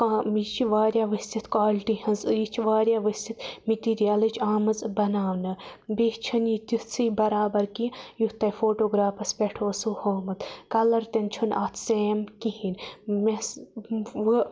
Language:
Kashmiri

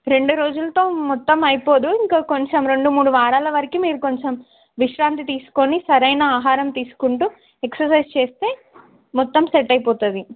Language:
Telugu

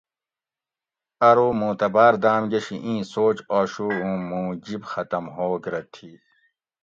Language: Gawri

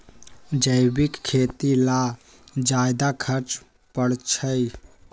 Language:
Magahi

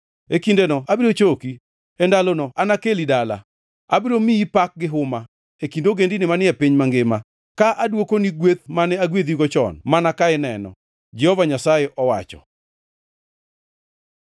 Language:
Luo (Kenya and Tanzania)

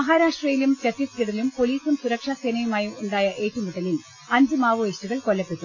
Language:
Malayalam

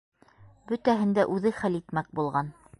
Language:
Bashkir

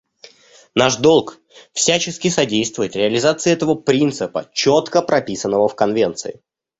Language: Russian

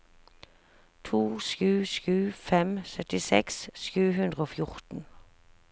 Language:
Norwegian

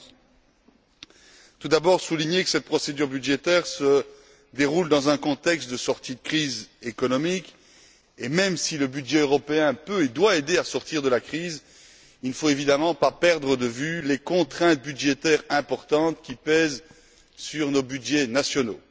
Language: French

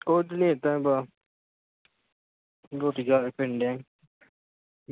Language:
Punjabi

